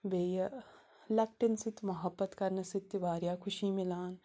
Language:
Kashmiri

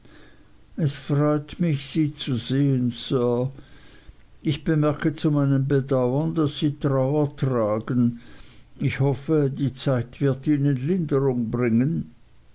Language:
German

